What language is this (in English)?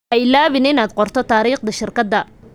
Somali